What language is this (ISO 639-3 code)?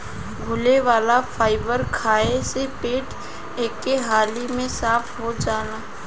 bho